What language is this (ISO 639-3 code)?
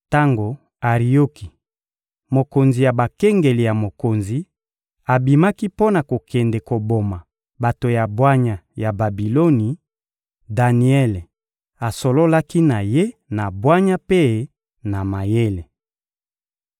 lin